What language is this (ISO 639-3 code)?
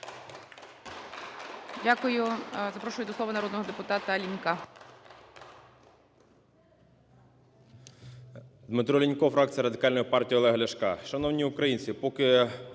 ukr